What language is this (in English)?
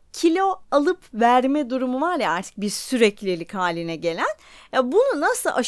Turkish